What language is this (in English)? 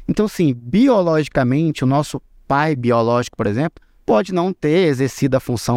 Portuguese